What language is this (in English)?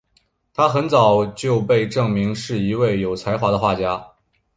Chinese